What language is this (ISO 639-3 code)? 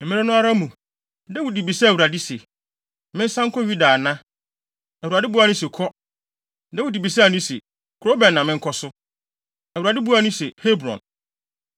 aka